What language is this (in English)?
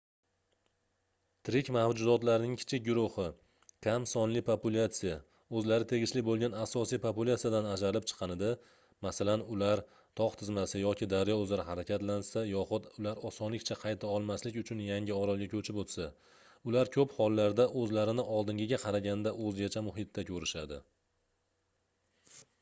Uzbek